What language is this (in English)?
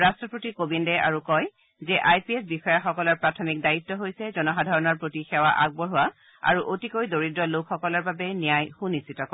Assamese